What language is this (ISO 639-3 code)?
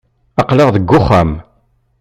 kab